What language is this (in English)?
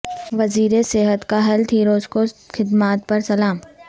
Urdu